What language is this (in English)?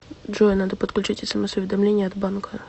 Russian